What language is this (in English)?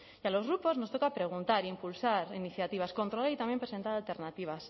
Spanish